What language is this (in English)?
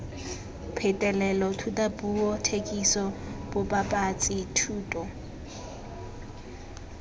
Tswana